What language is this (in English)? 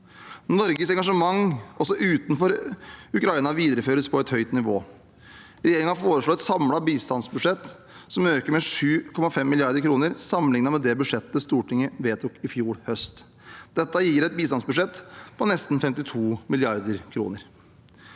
Norwegian